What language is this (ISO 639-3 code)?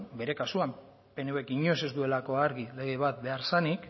eus